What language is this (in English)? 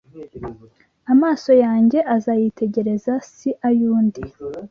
Kinyarwanda